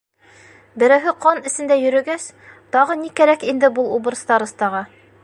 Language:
Bashkir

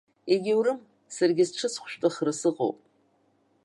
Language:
Abkhazian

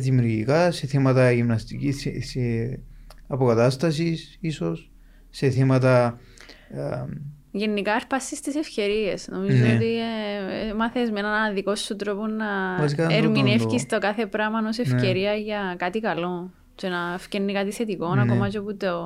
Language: Greek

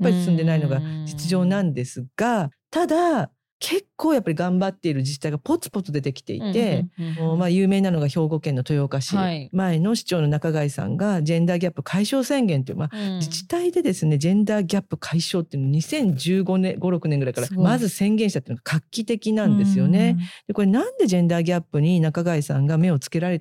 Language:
Japanese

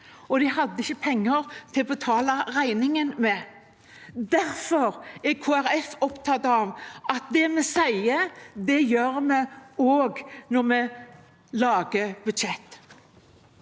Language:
Norwegian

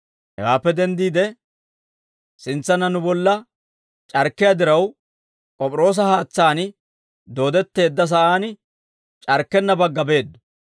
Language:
Dawro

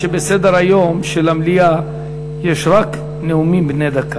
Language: Hebrew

